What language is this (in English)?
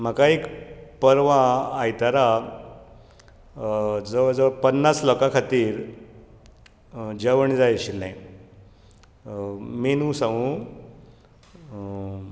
Konkani